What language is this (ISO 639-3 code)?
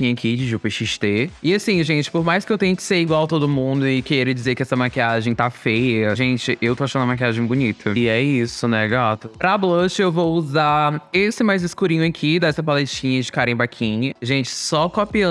por